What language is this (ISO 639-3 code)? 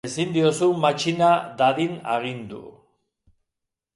eus